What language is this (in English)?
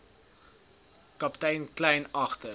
Afrikaans